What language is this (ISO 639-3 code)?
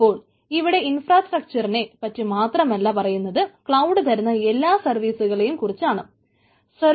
mal